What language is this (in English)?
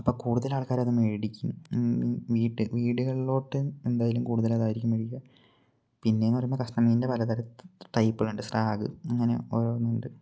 Malayalam